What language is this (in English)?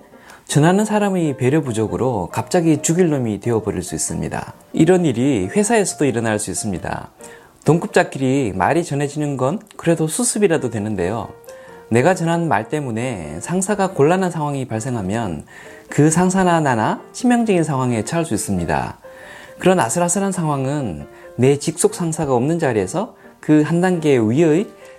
Korean